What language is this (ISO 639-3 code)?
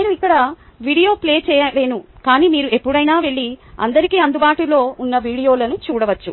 tel